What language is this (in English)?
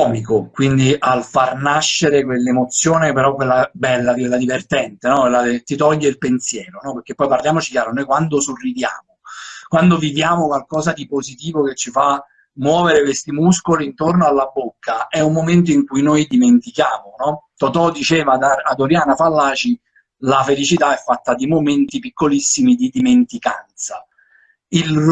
Italian